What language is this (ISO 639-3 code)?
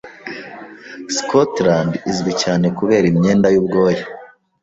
kin